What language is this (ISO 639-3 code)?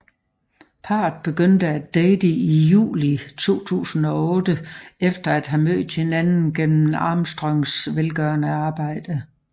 dan